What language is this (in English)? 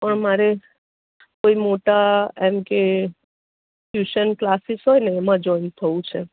Gujarati